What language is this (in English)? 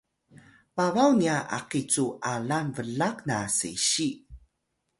Atayal